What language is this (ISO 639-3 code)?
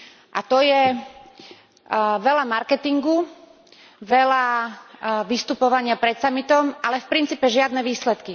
slk